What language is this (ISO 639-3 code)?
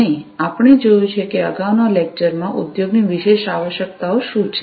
guj